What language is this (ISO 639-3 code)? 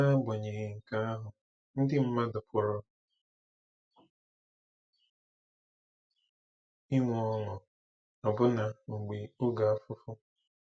ibo